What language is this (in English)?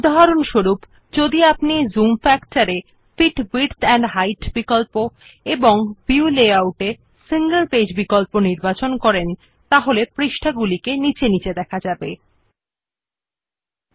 Bangla